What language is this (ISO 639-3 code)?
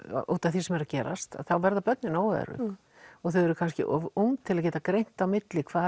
isl